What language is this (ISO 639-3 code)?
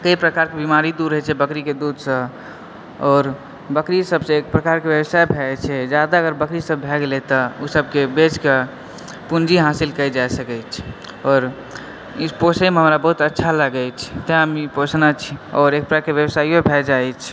mai